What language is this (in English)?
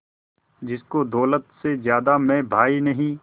Hindi